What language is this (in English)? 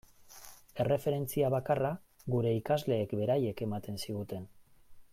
Basque